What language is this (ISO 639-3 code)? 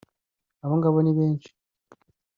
kin